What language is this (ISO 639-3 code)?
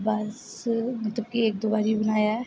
doi